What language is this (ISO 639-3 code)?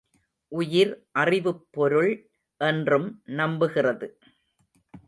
tam